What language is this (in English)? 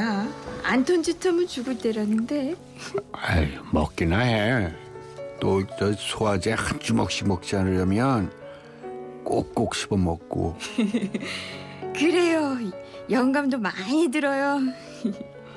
Korean